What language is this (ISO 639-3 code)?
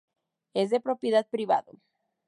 spa